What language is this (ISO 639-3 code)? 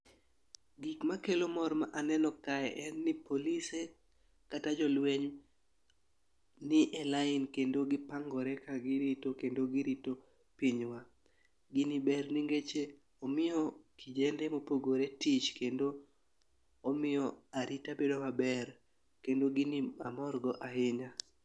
luo